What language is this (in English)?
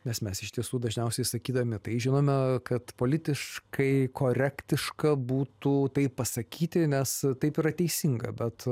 Lithuanian